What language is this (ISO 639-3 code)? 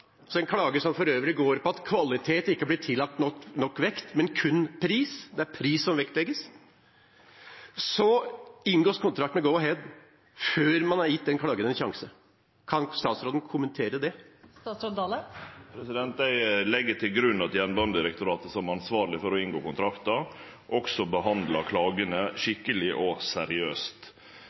nor